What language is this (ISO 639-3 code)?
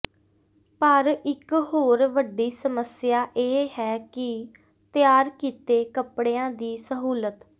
pan